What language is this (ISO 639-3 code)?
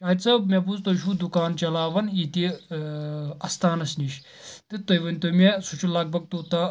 kas